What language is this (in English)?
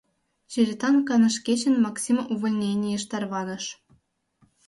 Mari